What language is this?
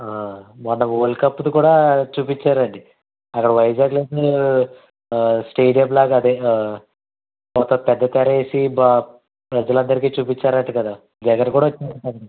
Telugu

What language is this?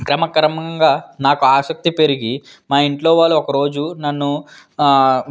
Telugu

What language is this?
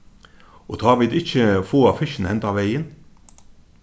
Faroese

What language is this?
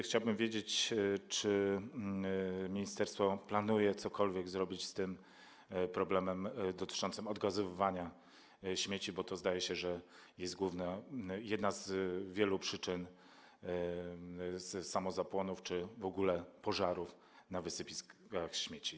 Polish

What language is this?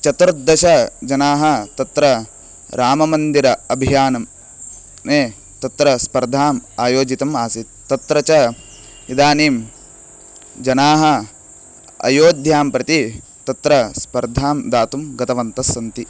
Sanskrit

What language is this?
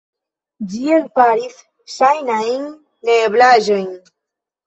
Esperanto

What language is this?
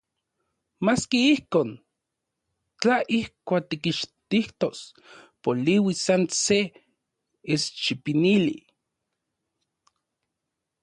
Central Puebla Nahuatl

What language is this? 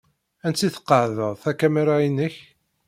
Kabyle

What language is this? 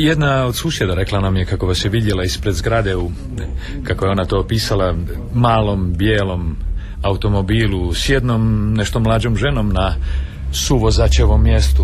Croatian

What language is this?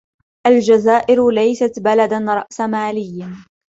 Arabic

